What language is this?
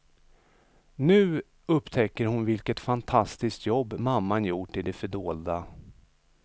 Swedish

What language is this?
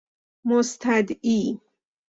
Persian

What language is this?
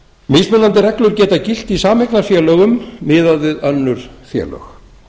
Icelandic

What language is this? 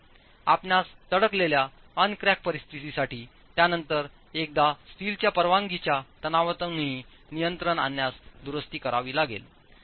Marathi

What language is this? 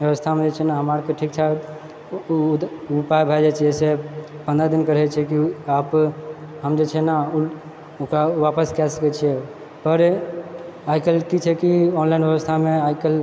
Maithili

